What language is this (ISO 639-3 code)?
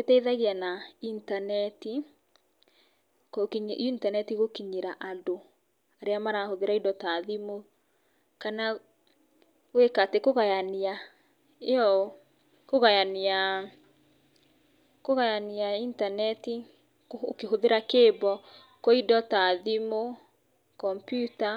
kik